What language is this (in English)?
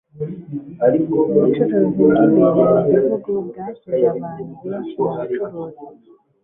Kinyarwanda